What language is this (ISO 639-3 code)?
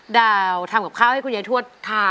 tha